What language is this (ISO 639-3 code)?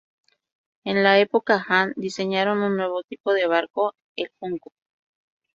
spa